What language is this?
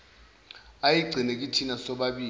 Zulu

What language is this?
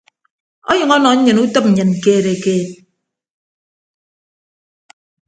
Ibibio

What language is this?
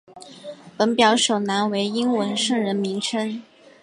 Chinese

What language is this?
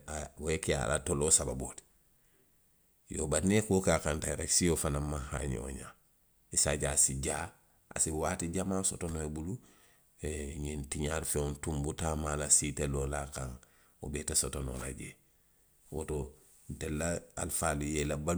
Western Maninkakan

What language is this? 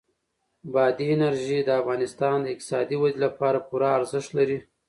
Pashto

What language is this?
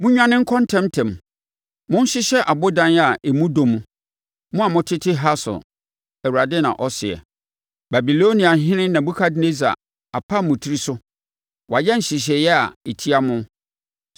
Akan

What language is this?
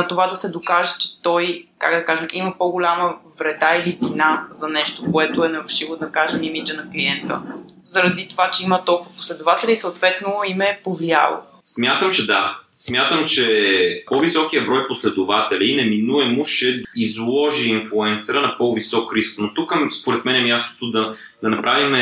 Bulgarian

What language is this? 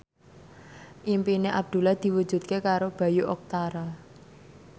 Javanese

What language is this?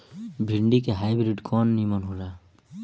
Bhojpuri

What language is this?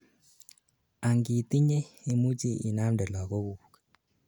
Kalenjin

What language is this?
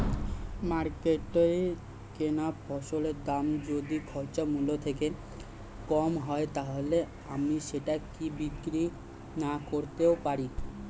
Bangla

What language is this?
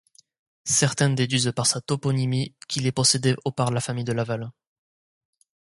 French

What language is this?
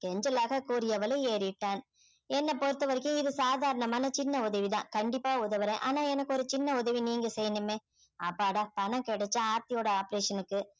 Tamil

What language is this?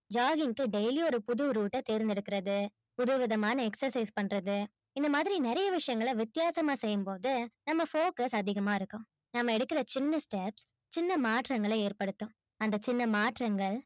Tamil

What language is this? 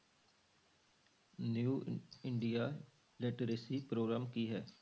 Punjabi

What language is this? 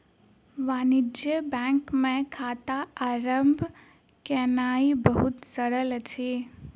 Maithili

